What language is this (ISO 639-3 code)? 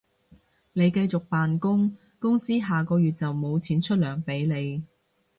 yue